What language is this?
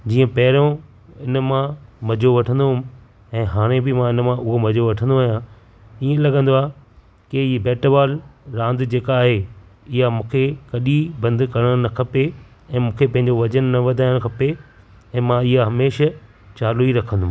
Sindhi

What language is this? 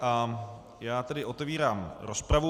Czech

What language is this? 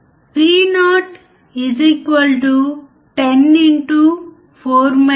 Telugu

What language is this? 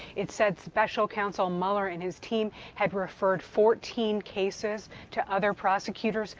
English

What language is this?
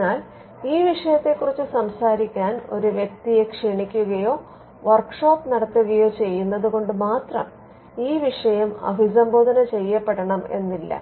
Malayalam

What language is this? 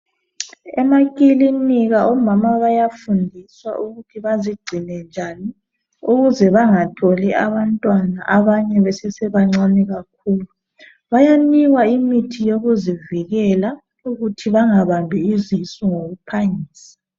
North Ndebele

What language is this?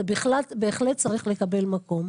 Hebrew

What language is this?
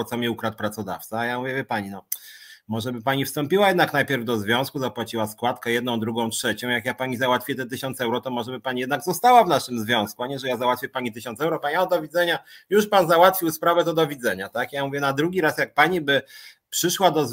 Polish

